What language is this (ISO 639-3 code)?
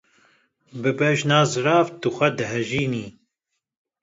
kur